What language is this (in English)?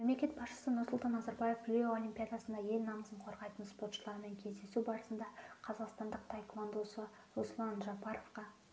Kazakh